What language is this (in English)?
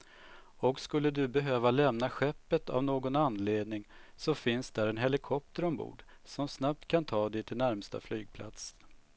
Swedish